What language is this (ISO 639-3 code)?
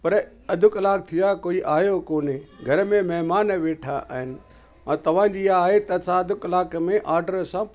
snd